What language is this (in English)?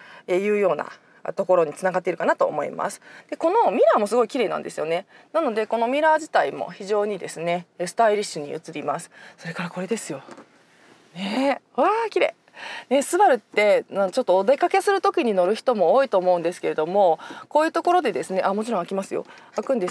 Japanese